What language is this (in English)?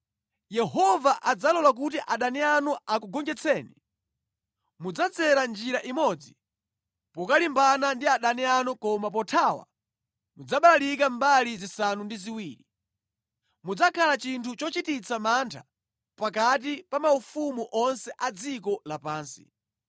Nyanja